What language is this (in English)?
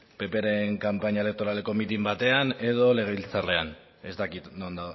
Basque